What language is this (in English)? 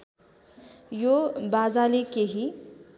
Nepali